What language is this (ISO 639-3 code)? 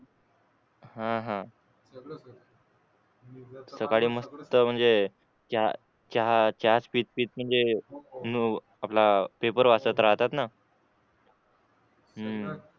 mar